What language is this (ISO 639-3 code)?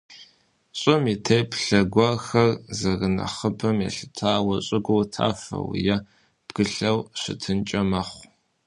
kbd